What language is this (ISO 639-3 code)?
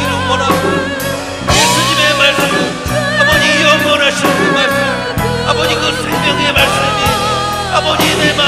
kor